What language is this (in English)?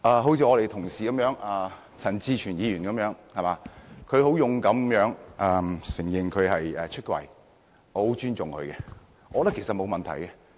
Cantonese